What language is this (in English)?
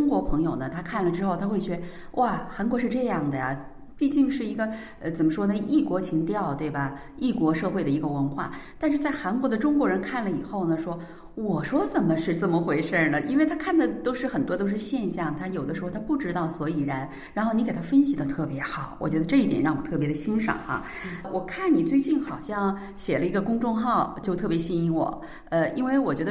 Chinese